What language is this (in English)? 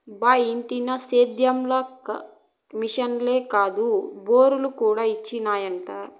Telugu